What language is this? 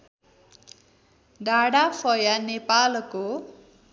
Nepali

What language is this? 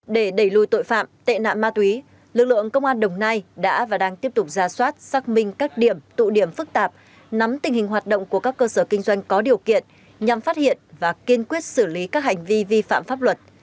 Vietnamese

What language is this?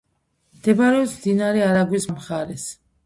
Georgian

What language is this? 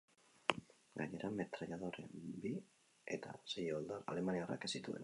Basque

